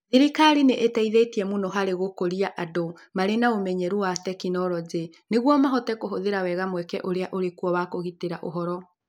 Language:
Kikuyu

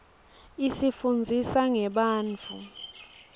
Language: Swati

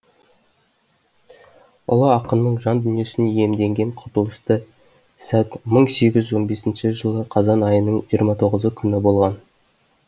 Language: Kazakh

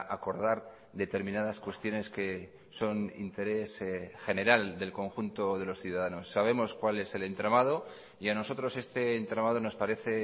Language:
Spanish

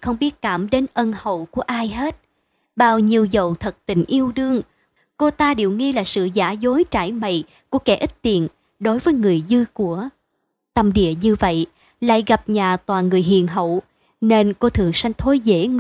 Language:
Vietnamese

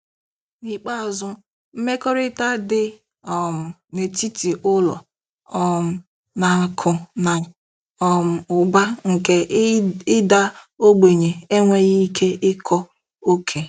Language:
Igbo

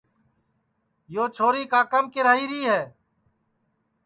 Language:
Sansi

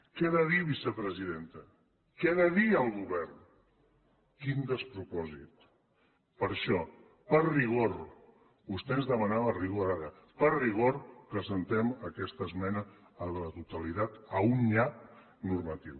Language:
Catalan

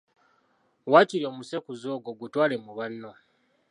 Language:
Ganda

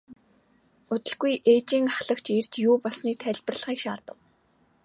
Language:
Mongolian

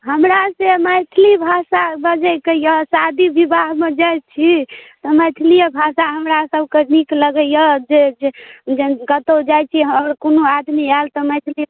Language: Maithili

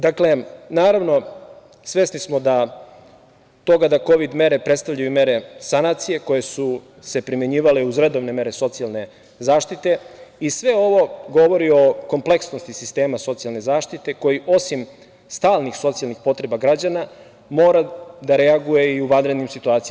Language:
Serbian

